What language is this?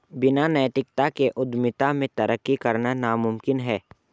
Hindi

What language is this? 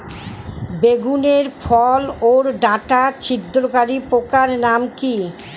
Bangla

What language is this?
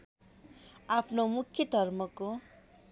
Nepali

